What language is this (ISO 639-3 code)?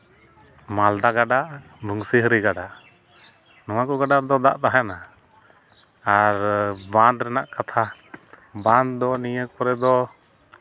sat